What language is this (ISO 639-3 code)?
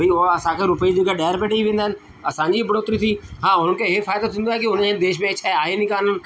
snd